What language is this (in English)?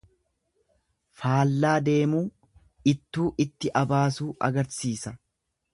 Oromo